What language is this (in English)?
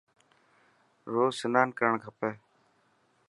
Dhatki